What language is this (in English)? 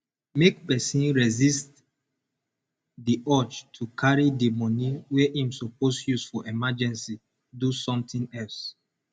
Nigerian Pidgin